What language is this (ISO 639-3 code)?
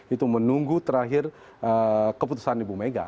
ind